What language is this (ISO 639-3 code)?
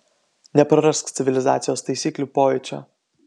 lit